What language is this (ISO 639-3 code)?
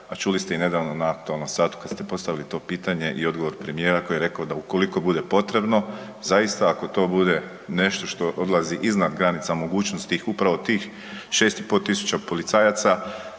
hrv